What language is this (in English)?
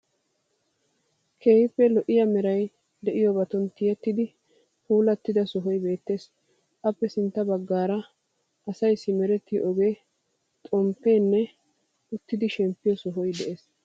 Wolaytta